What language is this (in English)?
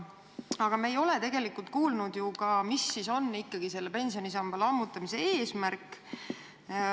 Estonian